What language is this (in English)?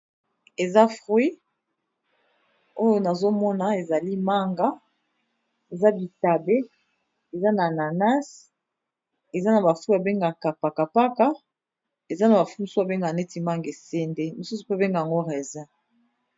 Lingala